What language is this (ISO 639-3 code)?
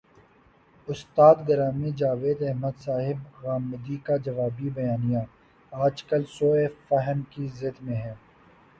urd